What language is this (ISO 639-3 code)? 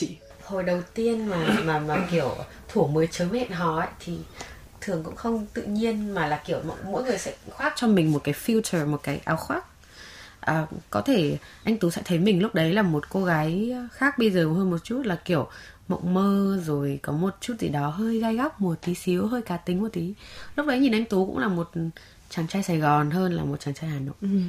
vie